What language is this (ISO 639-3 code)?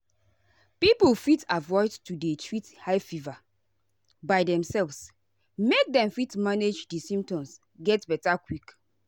pcm